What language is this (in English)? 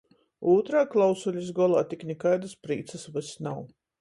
Latgalian